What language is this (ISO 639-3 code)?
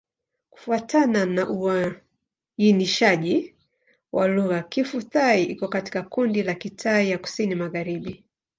swa